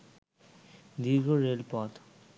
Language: Bangla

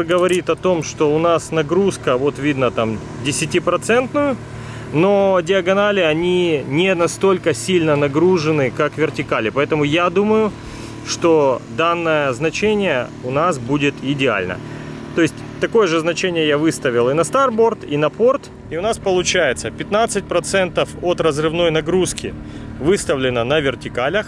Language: Russian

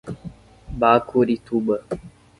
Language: Portuguese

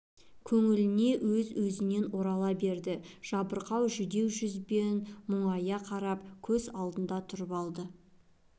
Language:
Kazakh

